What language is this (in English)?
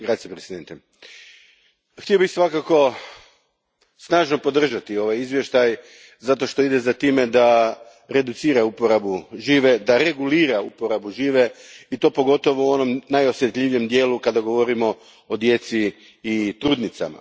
Croatian